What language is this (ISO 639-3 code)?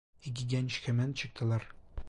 tur